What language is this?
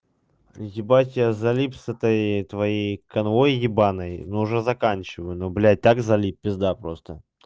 Russian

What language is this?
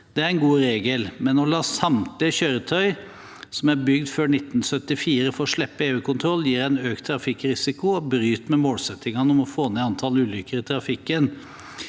Norwegian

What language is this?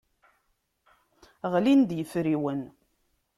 Kabyle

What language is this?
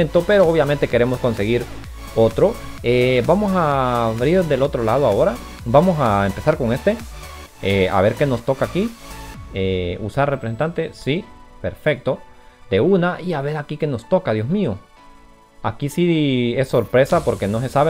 Spanish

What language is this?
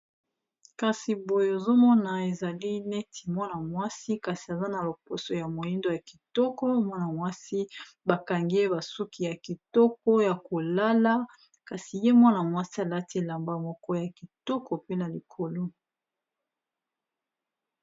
Lingala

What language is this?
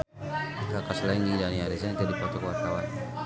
Sundanese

